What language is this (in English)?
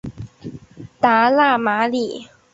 Chinese